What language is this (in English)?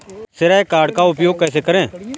Hindi